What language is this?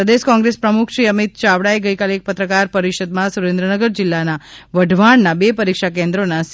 Gujarati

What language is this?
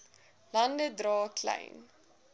Afrikaans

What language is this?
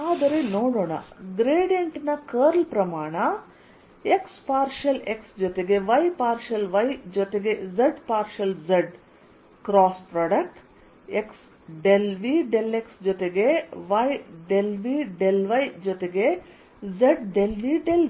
Kannada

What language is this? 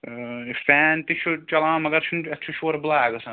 Kashmiri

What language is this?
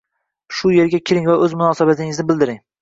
Uzbek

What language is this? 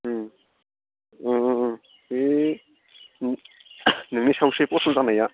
Bodo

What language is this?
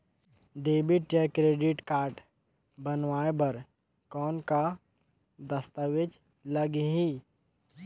Chhattisgarhi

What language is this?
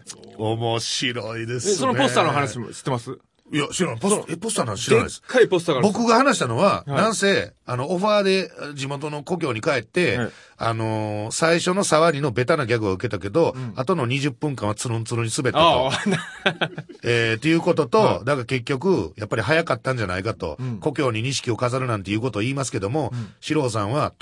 Japanese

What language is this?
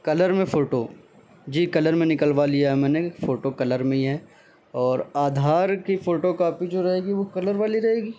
Urdu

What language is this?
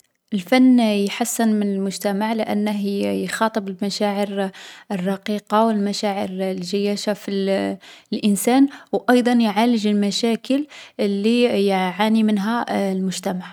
Algerian Arabic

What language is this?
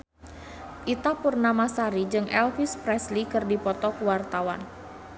Sundanese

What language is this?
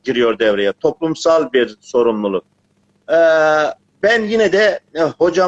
Turkish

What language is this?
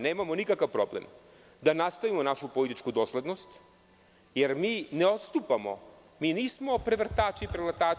Serbian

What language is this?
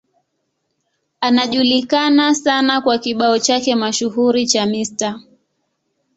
Swahili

